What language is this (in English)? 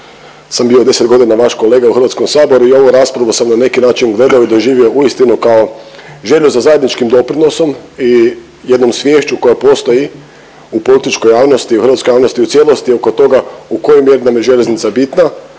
Croatian